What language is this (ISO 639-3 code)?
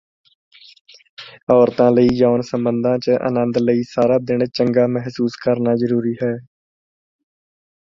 pan